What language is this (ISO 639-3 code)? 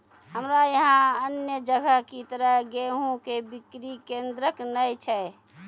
mai